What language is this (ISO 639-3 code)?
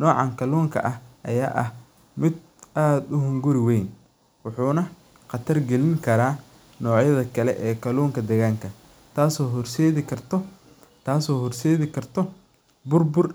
som